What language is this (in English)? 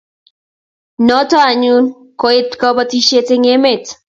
Kalenjin